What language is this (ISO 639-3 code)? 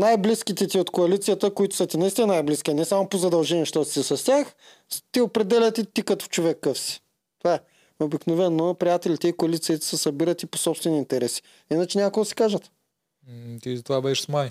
bul